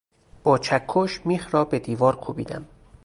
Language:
Persian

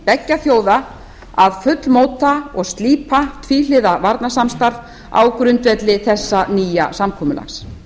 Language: Icelandic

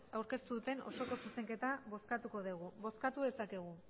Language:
Basque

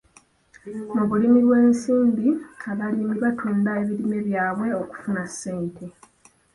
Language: Ganda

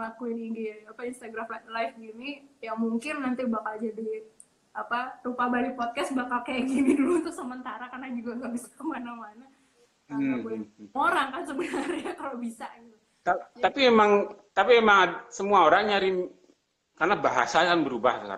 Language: Indonesian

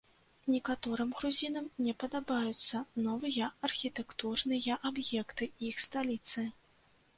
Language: Belarusian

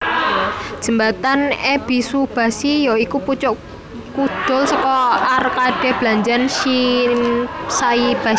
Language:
Javanese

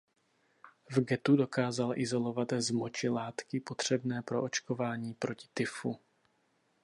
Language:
Czech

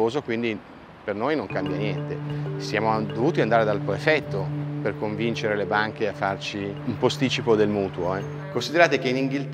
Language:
Italian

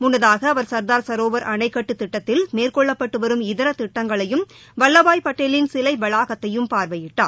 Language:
Tamil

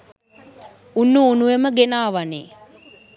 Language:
Sinhala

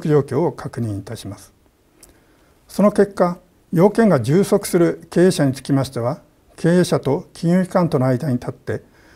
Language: Japanese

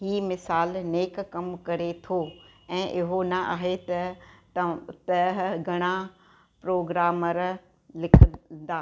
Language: Sindhi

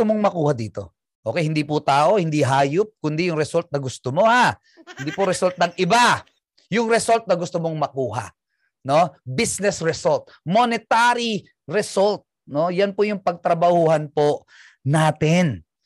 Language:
Filipino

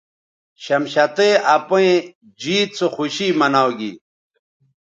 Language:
Bateri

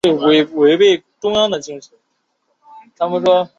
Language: Chinese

